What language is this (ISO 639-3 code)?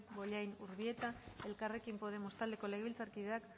eus